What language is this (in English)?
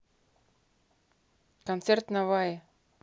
Russian